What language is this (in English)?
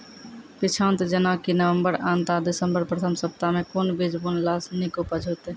Maithili